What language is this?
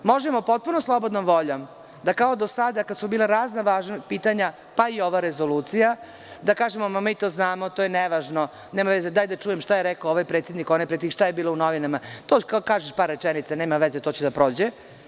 Serbian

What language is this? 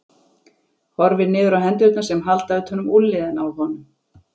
Icelandic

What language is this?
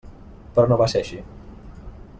Catalan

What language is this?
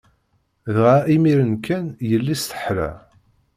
Kabyle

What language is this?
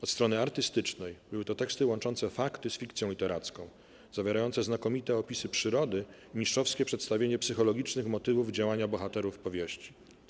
Polish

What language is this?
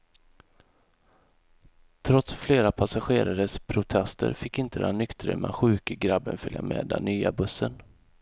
Swedish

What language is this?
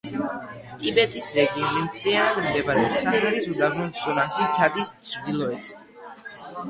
Georgian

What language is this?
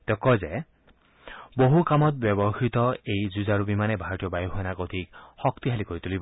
Assamese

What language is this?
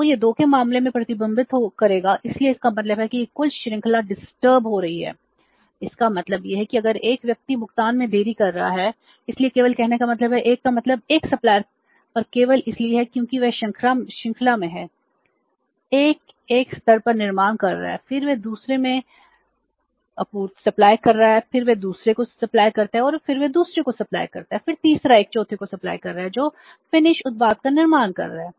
Hindi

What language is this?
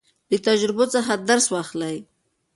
Pashto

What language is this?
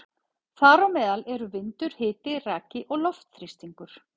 Icelandic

